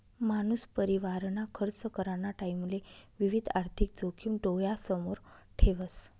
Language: Marathi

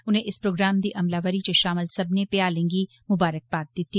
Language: Dogri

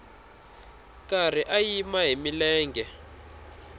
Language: Tsonga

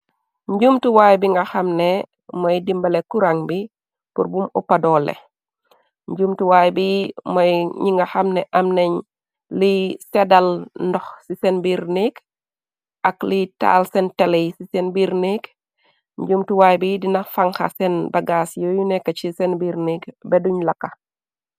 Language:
Wolof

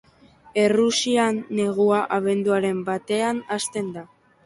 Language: Basque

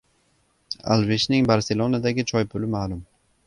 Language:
Uzbek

